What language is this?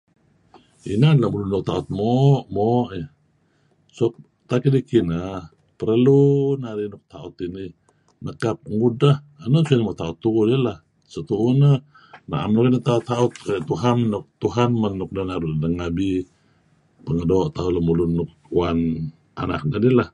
Kelabit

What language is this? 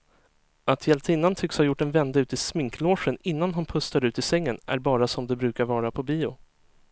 Swedish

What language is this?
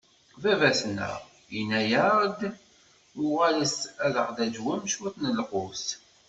Kabyle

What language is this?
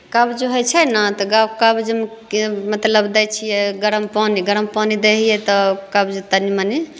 Maithili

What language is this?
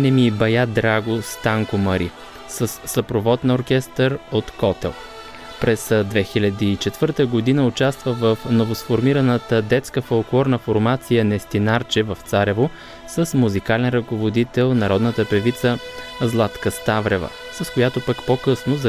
Bulgarian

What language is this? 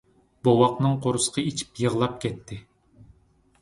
Uyghur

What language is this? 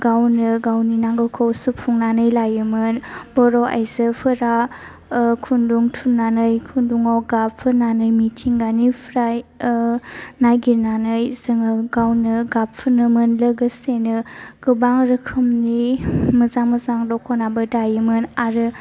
Bodo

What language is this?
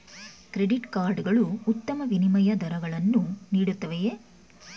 Kannada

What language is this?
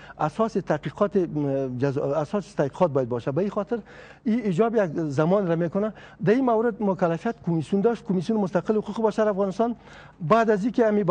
Persian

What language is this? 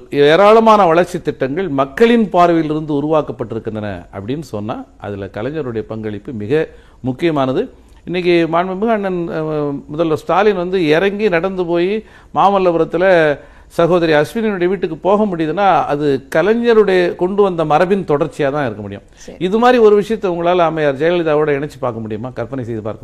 Tamil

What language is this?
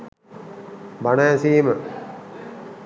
Sinhala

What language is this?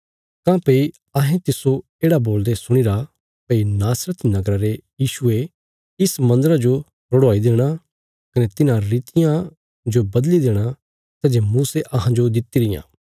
Bilaspuri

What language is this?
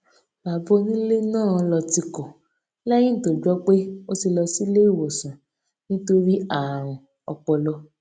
Yoruba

